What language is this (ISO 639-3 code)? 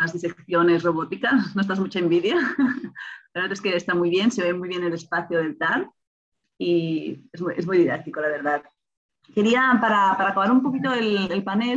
spa